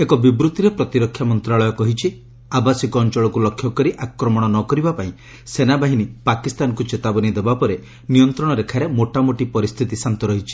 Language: Odia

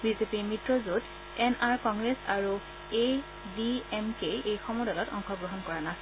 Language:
Assamese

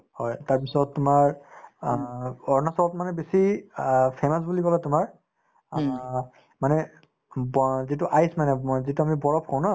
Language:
Assamese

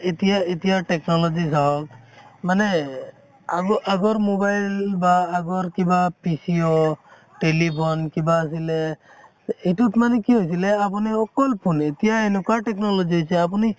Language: Assamese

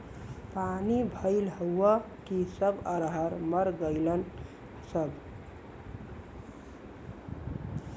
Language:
Bhojpuri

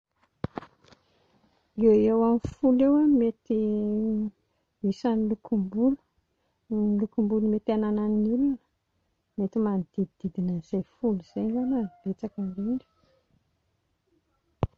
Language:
Malagasy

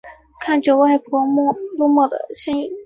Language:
Chinese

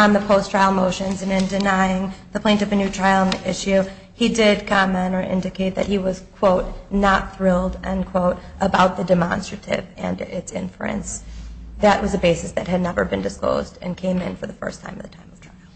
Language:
English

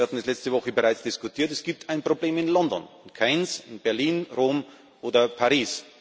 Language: German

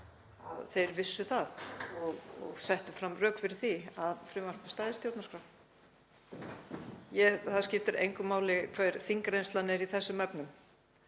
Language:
Icelandic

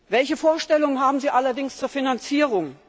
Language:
German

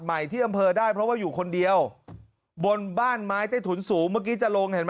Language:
Thai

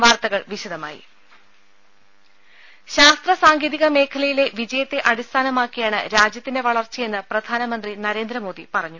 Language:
Malayalam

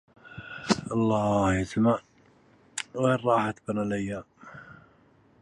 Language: Arabic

